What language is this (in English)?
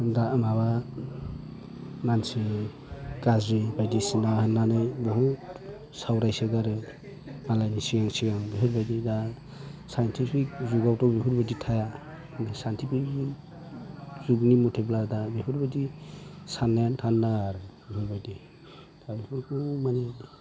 Bodo